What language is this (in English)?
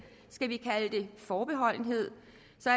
Danish